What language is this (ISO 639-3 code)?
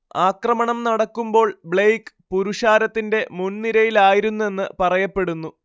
mal